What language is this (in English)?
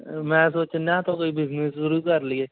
Punjabi